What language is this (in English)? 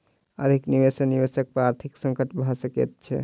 Maithili